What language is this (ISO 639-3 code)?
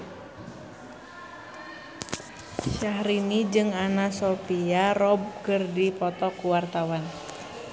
sun